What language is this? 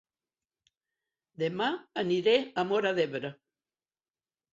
Catalan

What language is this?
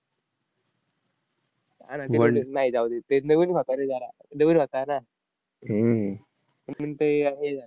Marathi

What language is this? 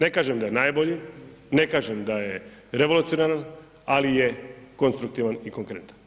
Croatian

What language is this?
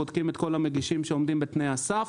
Hebrew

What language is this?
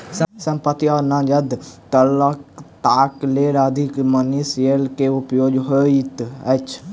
Maithili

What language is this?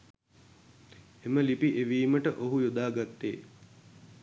Sinhala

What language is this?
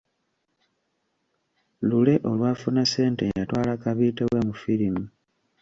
Ganda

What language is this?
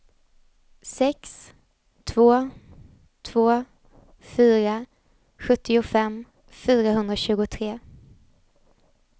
Swedish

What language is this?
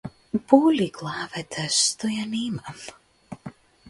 Macedonian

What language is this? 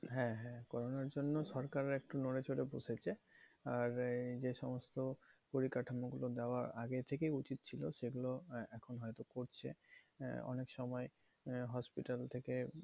Bangla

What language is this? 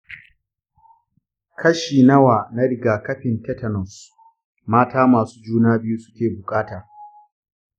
Hausa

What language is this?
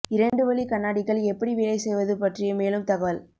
Tamil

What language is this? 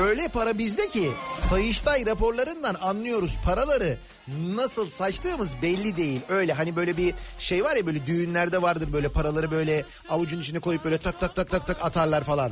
Turkish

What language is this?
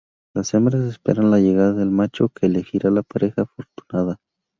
Spanish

